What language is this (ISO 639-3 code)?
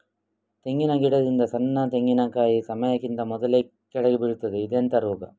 kan